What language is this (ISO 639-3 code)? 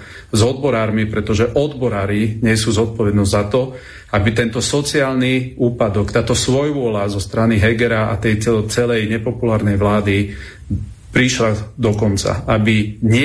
slk